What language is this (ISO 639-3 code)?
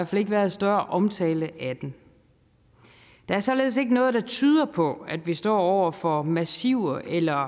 dan